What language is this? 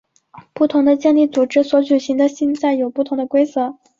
Chinese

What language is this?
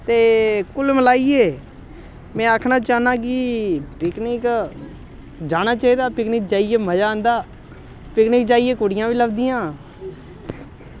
Dogri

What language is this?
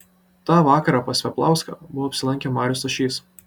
Lithuanian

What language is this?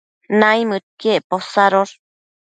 Matsés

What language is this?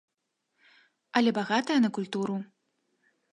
Belarusian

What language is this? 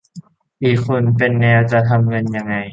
Thai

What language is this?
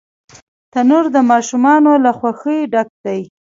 Pashto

